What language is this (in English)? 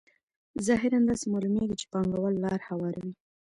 Pashto